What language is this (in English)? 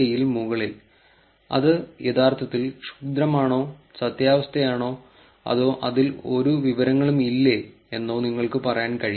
Malayalam